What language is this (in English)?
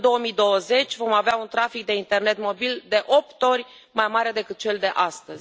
Romanian